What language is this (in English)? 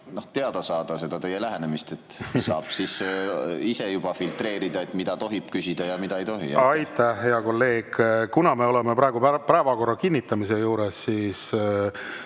Estonian